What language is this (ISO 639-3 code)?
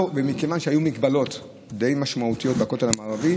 heb